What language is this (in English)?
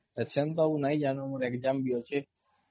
Odia